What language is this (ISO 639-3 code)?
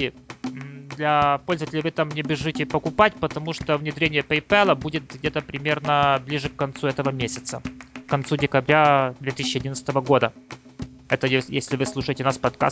rus